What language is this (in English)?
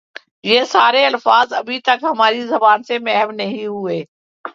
Urdu